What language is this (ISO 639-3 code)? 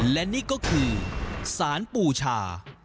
tha